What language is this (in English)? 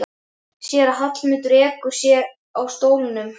Icelandic